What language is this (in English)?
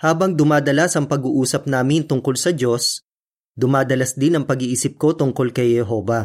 Filipino